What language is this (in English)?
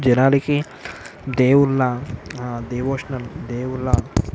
Telugu